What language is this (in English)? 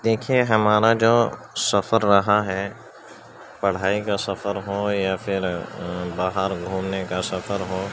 Urdu